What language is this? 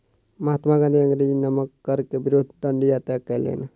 Maithili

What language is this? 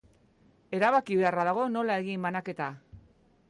Basque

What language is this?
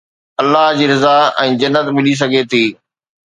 Sindhi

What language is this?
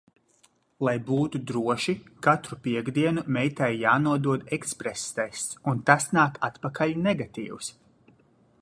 Latvian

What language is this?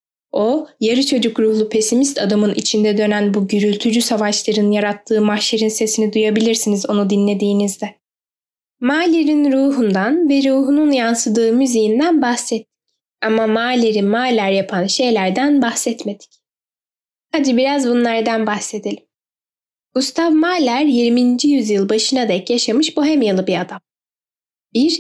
Turkish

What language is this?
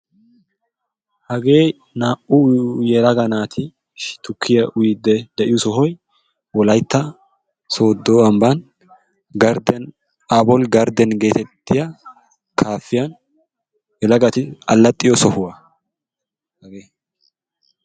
Wolaytta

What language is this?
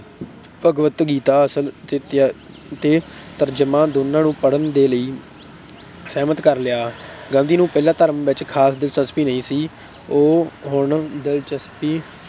Punjabi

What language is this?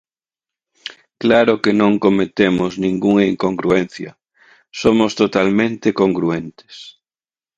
Galician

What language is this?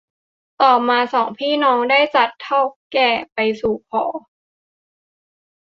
Thai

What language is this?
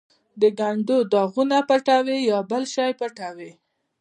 Pashto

